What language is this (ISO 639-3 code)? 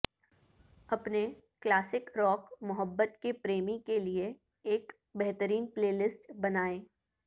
urd